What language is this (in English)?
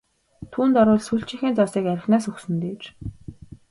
Mongolian